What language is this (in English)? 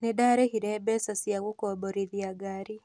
Kikuyu